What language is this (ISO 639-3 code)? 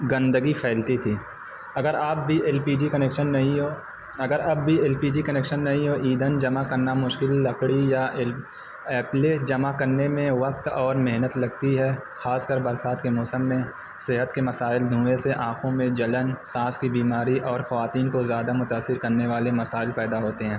urd